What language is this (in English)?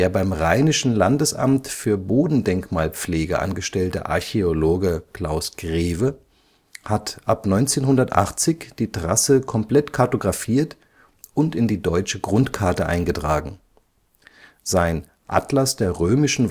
German